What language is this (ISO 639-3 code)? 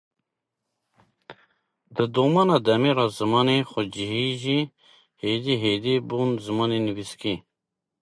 kur